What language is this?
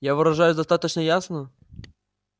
Russian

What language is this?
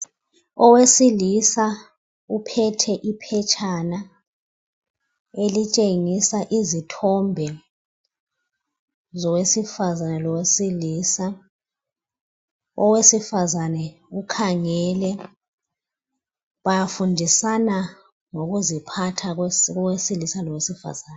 North Ndebele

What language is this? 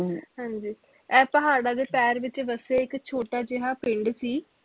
Punjabi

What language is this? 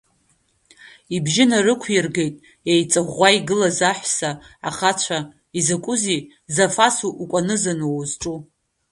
Abkhazian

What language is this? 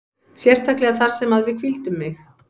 Icelandic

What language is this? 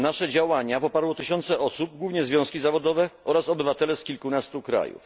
Polish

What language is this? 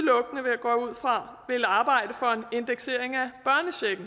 Danish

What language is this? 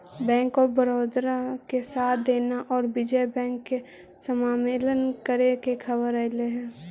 Magahi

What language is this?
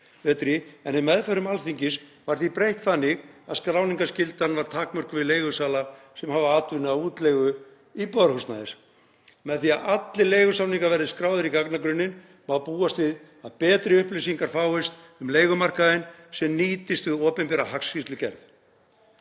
Icelandic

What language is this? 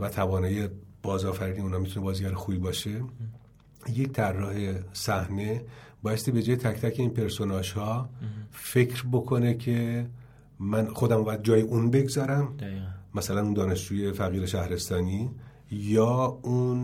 Persian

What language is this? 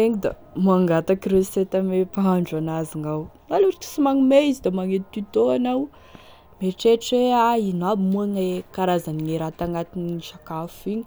Tesaka Malagasy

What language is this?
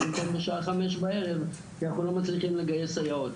Hebrew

